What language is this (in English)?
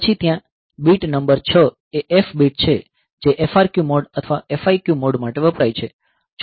Gujarati